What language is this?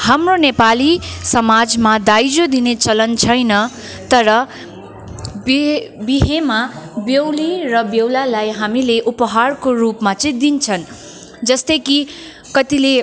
Nepali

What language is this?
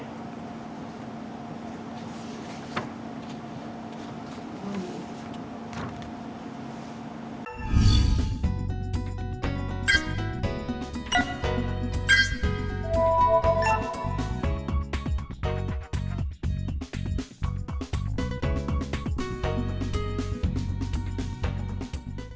Vietnamese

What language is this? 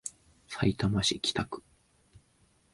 Japanese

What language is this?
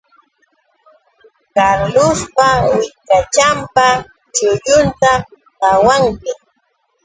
Yauyos Quechua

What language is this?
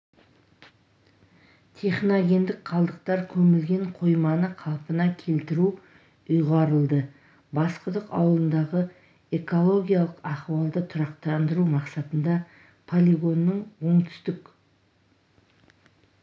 Kazakh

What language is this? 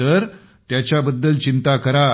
Marathi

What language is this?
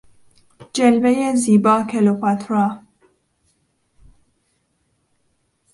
Persian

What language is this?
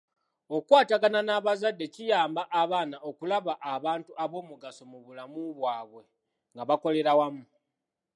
Ganda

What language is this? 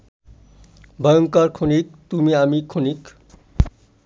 Bangla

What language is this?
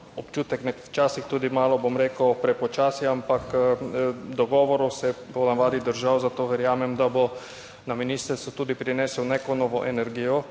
Slovenian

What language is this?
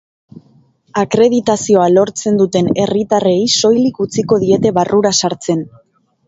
Basque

